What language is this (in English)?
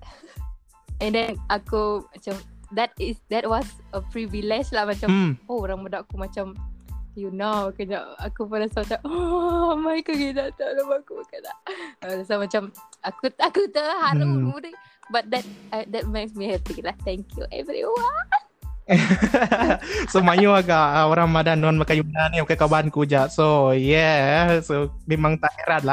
Malay